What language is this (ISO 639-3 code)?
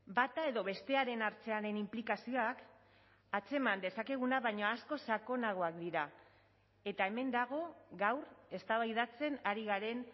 eus